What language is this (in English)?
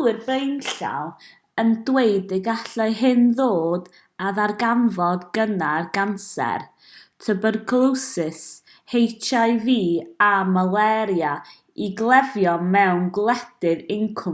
Welsh